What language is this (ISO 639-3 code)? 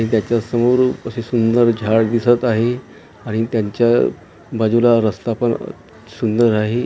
mar